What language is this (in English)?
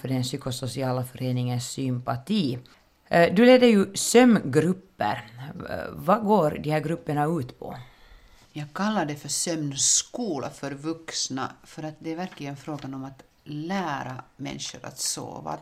Swedish